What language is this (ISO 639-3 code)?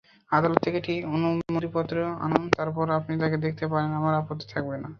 ben